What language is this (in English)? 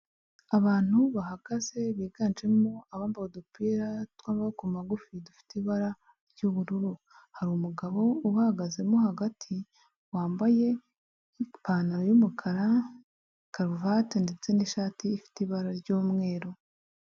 Kinyarwanda